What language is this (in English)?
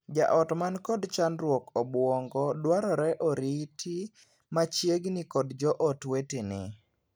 Luo (Kenya and Tanzania)